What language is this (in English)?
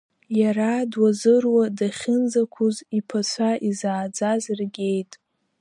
Abkhazian